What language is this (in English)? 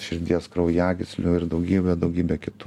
Lithuanian